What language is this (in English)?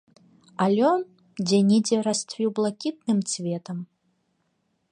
Belarusian